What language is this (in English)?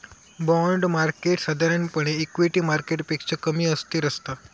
Marathi